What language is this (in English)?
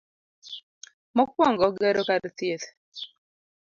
Luo (Kenya and Tanzania)